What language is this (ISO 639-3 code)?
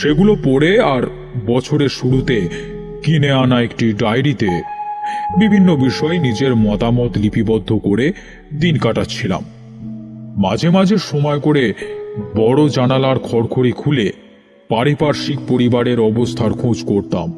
ben